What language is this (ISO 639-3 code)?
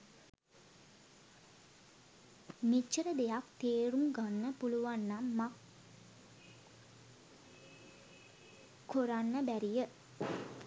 sin